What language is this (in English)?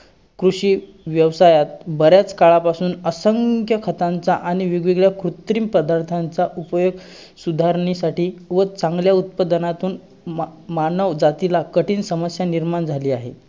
Marathi